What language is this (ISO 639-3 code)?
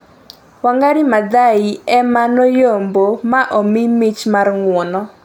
luo